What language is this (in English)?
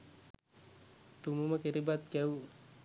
Sinhala